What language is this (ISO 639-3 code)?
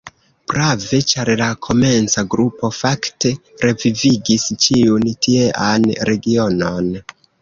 epo